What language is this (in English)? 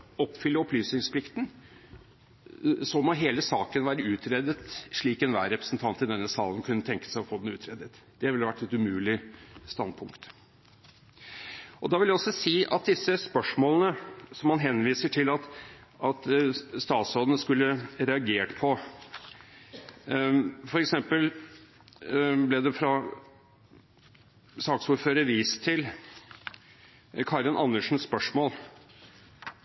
Norwegian Bokmål